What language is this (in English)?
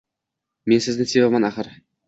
Uzbek